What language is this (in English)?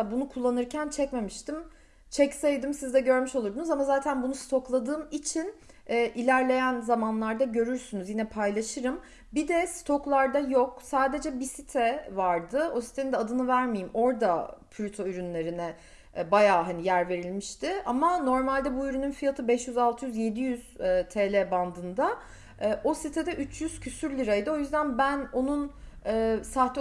Turkish